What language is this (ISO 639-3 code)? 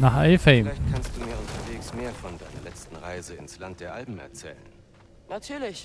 deu